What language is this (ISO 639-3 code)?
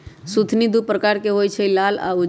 mag